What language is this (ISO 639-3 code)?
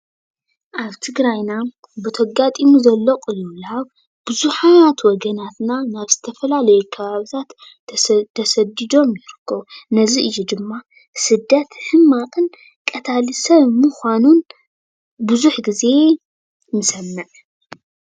tir